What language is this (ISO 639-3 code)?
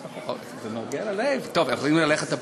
heb